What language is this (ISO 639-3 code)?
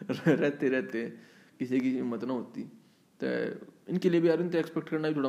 hin